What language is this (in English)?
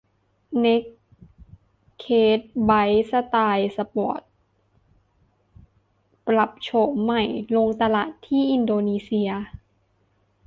Thai